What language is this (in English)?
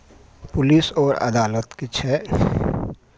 Maithili